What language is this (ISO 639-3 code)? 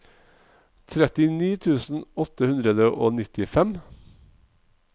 nor